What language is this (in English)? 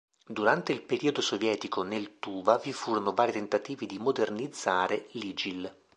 Italian